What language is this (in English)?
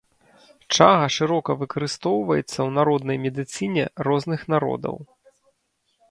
Belarusian